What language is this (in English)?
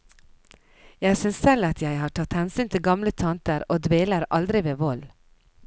Norwegian